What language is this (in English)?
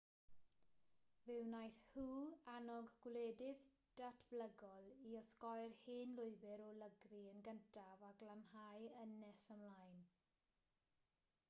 Welsh